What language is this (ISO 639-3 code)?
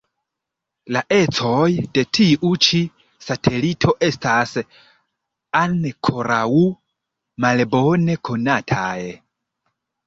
epo